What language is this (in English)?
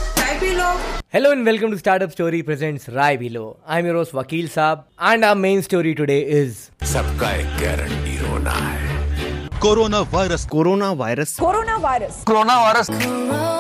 Hindi